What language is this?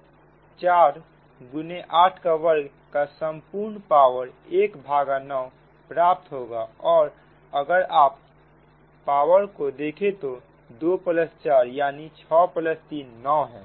Hindi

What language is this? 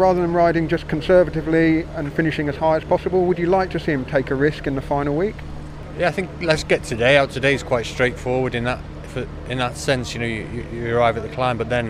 English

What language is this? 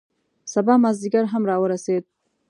Pashto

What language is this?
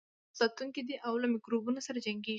Pashto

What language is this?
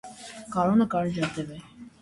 Armenian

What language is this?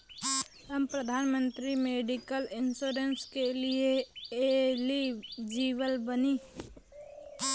Bhojpuri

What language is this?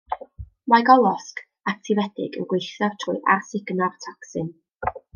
Welsh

